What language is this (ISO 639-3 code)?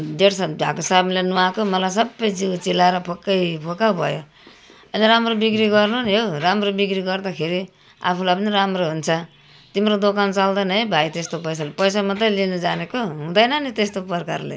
nep